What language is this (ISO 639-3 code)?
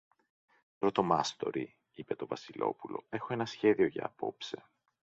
ell